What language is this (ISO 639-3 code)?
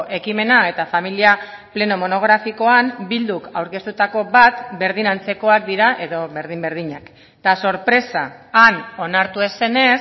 eus